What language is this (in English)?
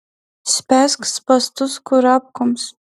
Lithuanian